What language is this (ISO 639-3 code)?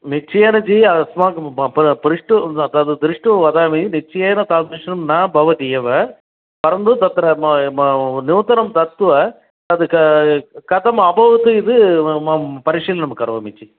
san